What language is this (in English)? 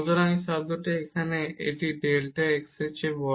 Bangla